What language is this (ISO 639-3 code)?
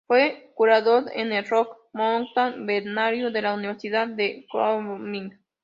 spa